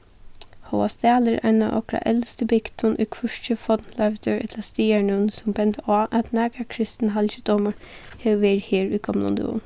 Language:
Faroese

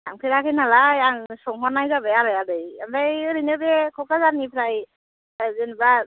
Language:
Bodo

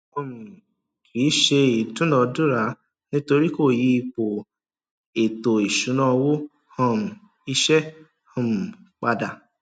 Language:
Yoruba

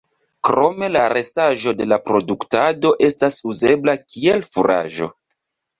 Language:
Esperanto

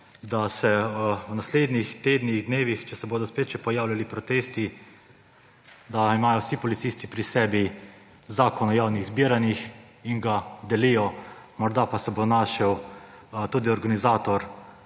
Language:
Slovenian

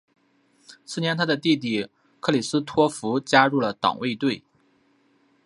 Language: Chinese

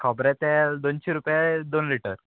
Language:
Konkani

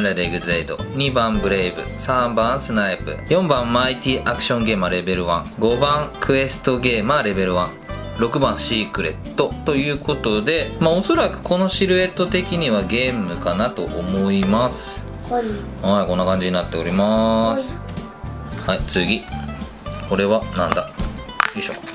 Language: Japanese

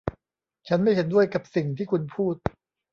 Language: Thai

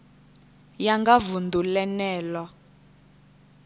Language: Venda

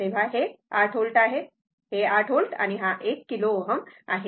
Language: Marathi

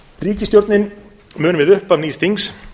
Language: Icelandic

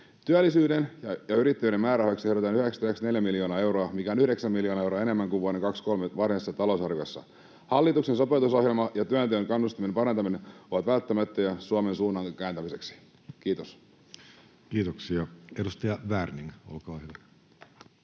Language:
Finnish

